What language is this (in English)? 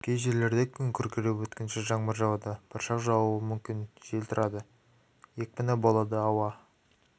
Kazakh